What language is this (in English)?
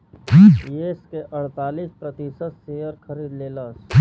Bhojpuri